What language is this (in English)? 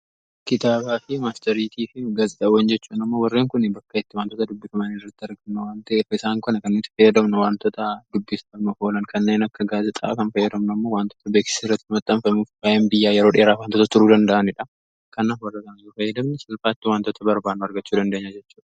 Oromo